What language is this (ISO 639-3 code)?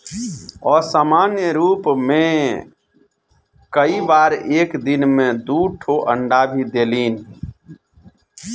bho